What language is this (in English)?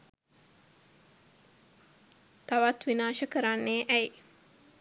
Sinhala